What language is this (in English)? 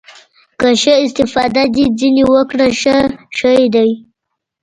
Pashto